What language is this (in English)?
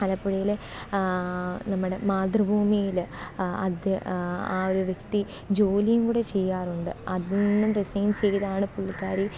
Malayalam